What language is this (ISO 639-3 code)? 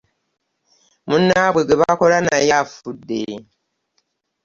lug